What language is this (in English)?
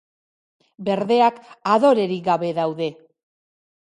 Basque